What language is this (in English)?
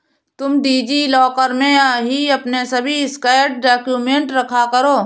Hindi